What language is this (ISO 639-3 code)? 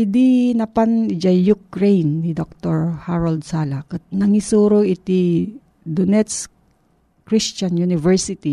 fil